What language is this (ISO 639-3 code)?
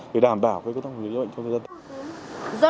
vie